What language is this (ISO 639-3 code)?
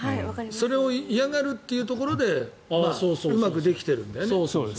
jpn